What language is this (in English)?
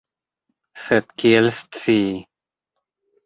Esperanto